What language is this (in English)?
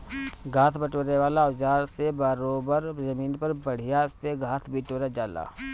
Bhojpuri